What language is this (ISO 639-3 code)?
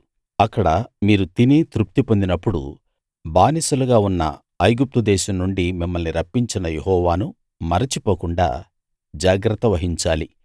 tel